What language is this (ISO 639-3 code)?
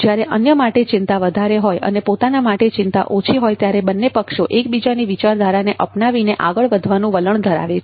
guj